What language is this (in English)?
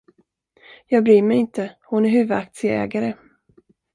Swedish